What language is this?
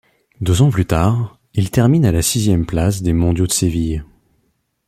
French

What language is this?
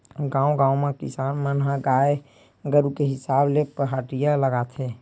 Chhattisgarhi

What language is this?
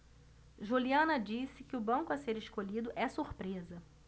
Portuguese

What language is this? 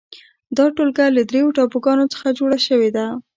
Pashto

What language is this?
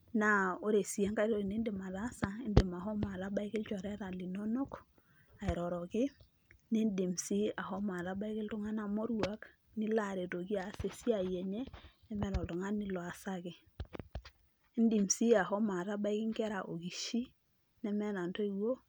Masai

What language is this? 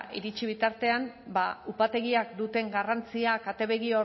Basque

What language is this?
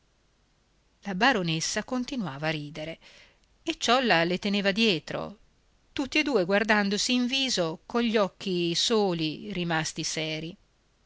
Italian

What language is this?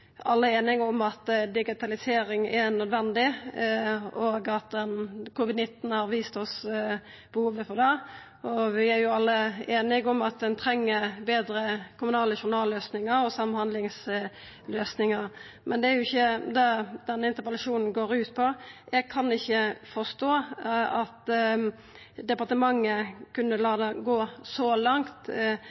Norwegian Nynorsk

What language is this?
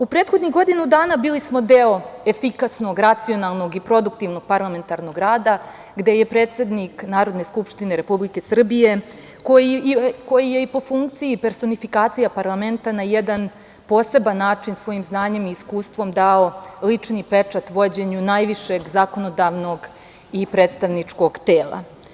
Serbian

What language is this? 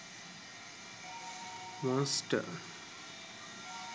Sinhala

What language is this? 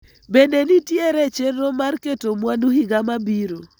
Luo (Kenya and Tanzania)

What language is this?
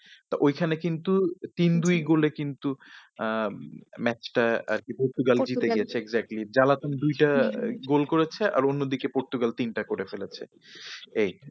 Bangla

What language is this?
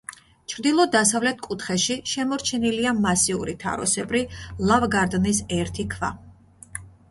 Georgian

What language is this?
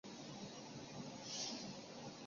Chinese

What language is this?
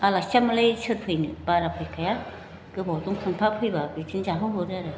Bodo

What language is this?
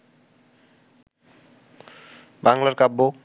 Bangla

